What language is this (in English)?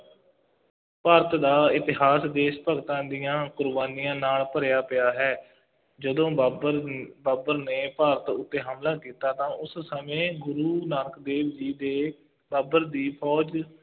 Punjabi